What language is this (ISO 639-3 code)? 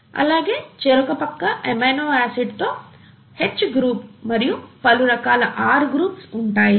tel